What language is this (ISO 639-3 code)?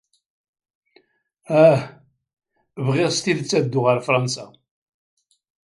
kab